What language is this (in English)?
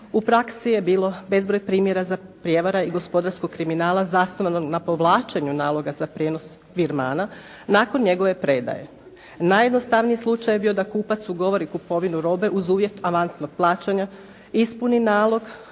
Croatian